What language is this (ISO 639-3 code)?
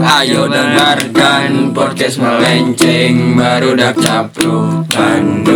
ind